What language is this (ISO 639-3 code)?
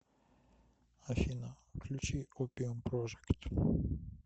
rus